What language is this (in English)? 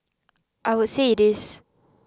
English